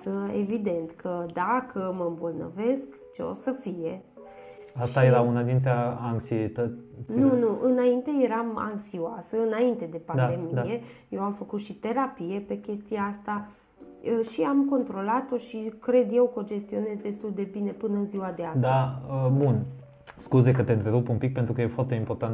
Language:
Romanian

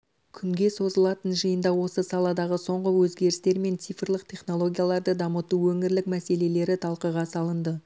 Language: Kazakh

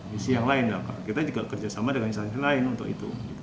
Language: Indonesian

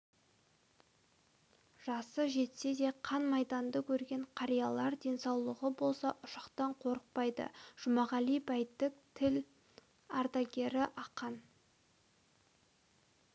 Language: Kazakh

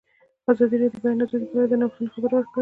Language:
Pashto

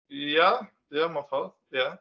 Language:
Welsh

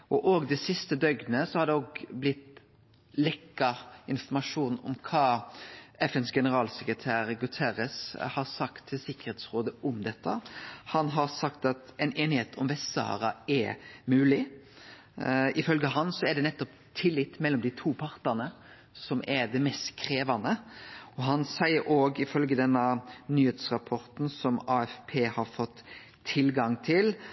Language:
Norwegian Nynorsk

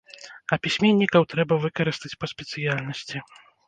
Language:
Belarusian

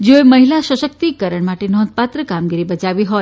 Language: Gujarati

